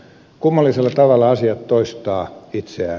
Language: Finnish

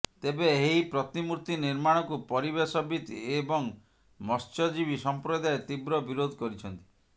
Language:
Odia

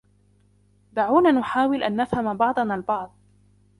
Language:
Arabic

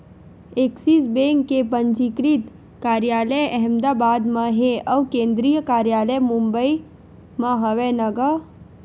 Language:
Chhattisgarhi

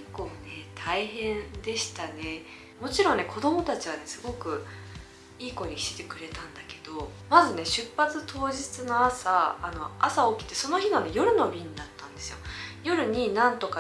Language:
Japanese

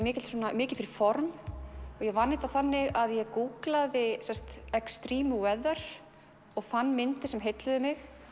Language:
Icelandic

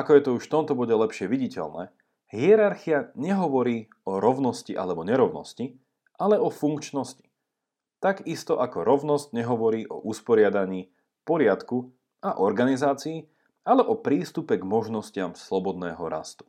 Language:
Slovak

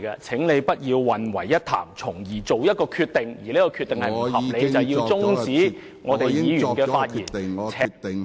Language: Cantonese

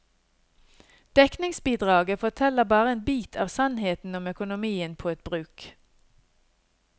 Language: Norwegian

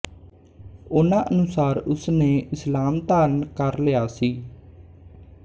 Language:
Punjabi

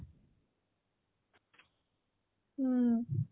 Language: Odia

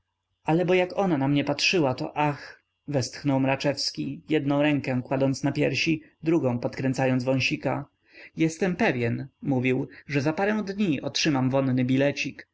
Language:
Polish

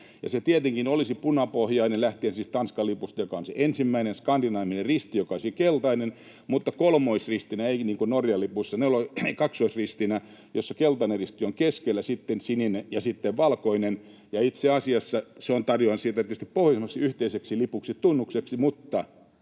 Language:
Finnish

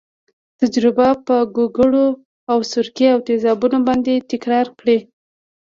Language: Pashto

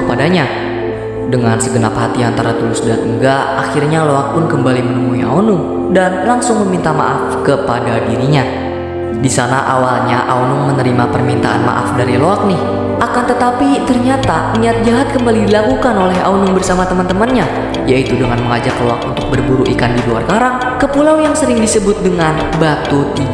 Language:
Indonesian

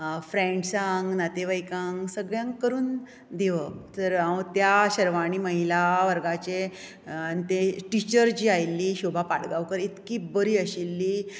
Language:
Konkani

